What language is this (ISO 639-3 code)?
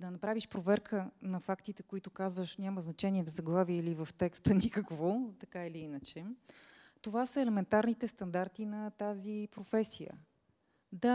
bul